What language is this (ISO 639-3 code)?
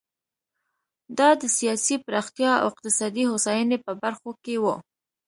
pus